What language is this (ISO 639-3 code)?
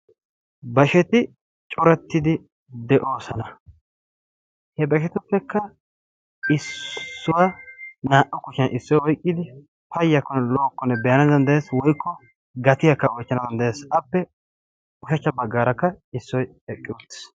wal